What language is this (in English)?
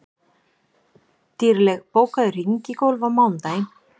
Icelandic